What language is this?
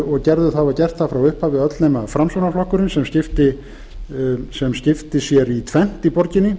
Icelandic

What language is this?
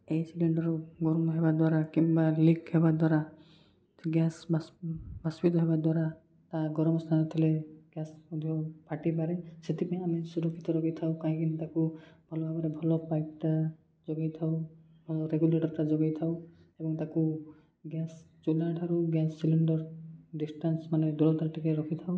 Odia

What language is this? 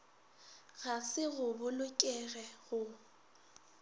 Northern Sotho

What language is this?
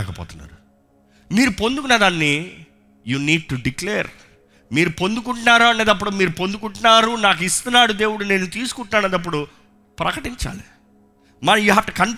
Telugu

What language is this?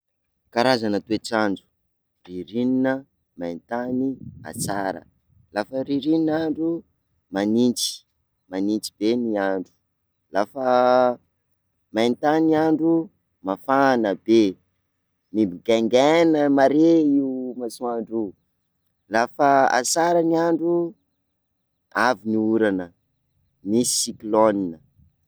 Sakalava Malagasy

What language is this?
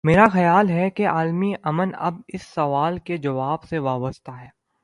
Urdu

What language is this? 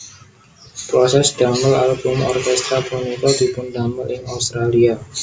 Javanese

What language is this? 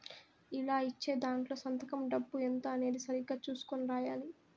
Telugu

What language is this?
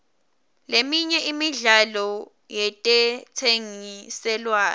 Swati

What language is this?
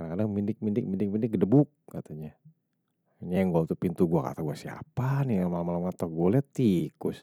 Betawi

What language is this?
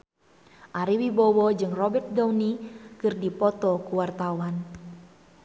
Sundanese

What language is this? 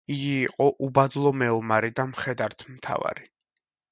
Georgian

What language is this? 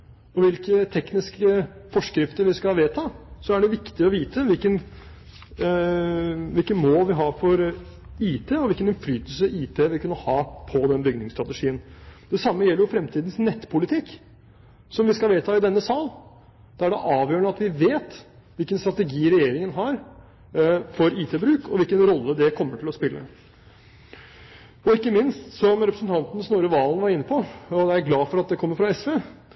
Norwegian Bokmål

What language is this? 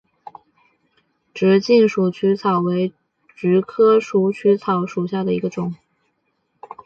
Chinese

